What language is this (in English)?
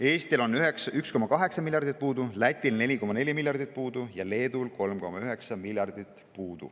Estonian